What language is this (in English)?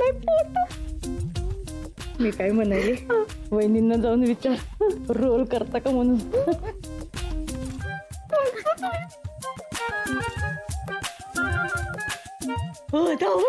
Marathi